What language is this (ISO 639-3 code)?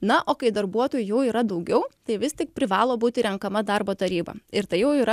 lit